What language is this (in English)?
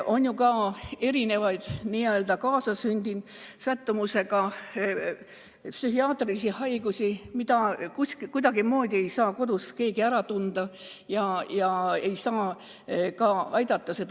Estonian